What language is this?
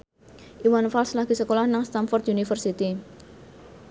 Javanese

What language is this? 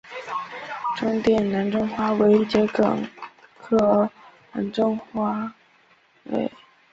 Chinese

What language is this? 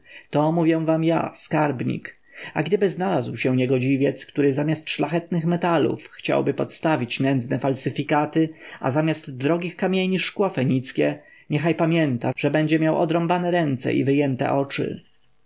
Polish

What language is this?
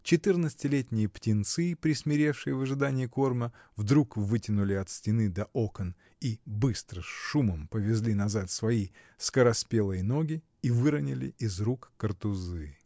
Russian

